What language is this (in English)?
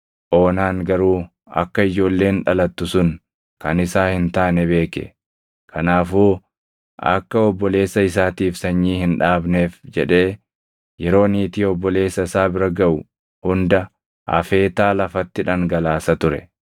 Oromo